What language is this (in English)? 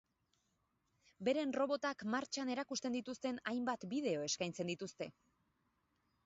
Basque